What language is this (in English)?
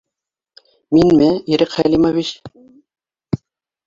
Bashkir